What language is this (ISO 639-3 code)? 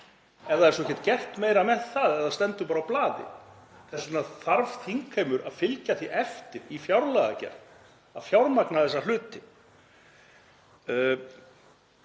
isl